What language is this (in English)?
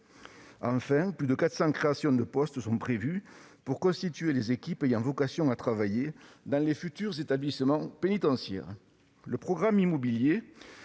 French